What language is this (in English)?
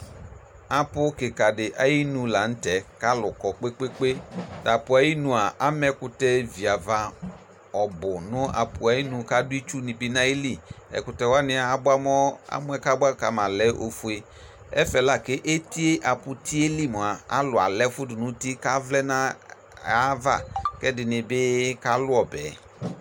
Ikposo